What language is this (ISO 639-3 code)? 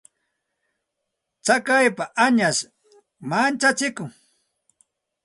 qxt